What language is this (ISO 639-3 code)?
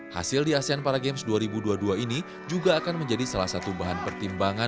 ind